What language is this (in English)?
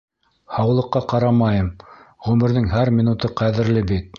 Bashkir